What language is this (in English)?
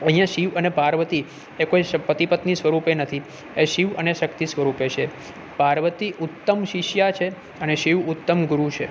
Gujarati